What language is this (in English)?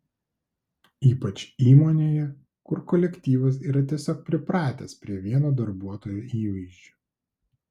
Lithuanian